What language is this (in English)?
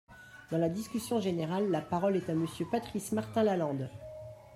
French